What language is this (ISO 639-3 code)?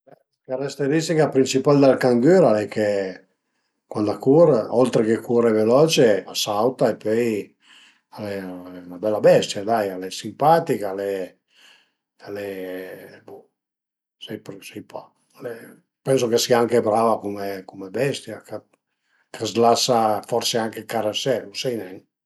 pms